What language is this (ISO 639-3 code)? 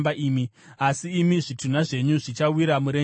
sna